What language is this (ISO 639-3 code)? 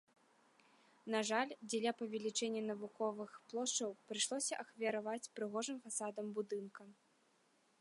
bel